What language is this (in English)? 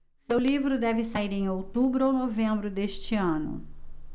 Portuguese